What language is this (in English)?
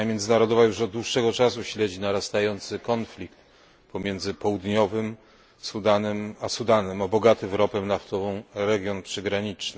Polish